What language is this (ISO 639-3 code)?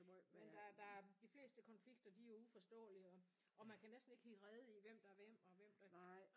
dan